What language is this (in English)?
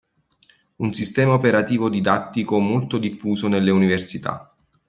Italian